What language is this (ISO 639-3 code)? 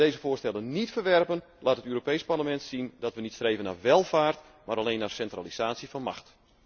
nld